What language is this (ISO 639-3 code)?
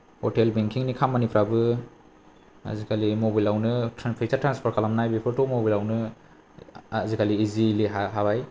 brx